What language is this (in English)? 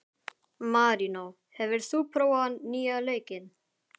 Icelandic